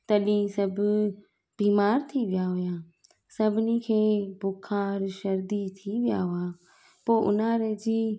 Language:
Sindhi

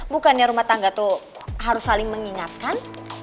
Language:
Indonesian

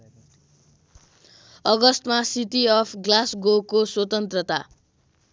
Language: Nepali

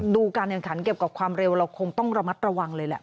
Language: Thai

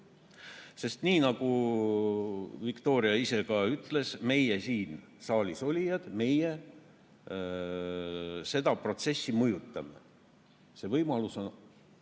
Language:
Estonian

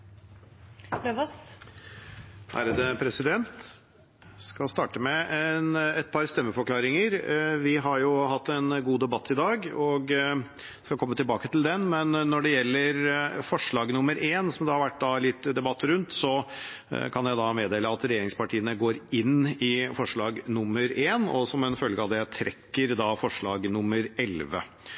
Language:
Norwegian Bokmål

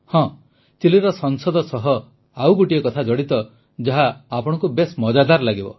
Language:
Odia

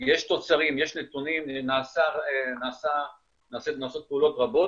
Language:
Hebrew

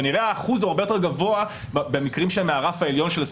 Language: Hebrew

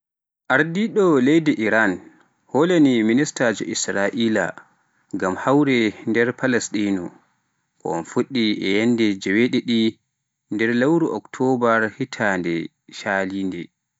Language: Pular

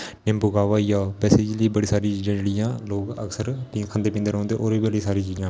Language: Dogri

